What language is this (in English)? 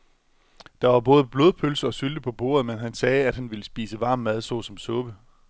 Danish